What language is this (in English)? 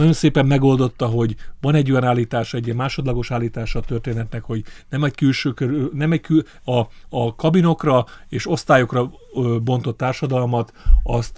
Hungarian